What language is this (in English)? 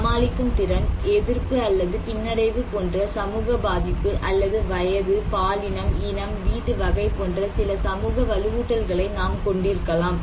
Tamil